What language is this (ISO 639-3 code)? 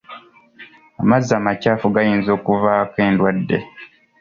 lug